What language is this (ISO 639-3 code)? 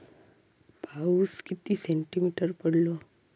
mar